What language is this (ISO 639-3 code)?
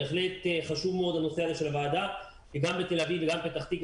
heb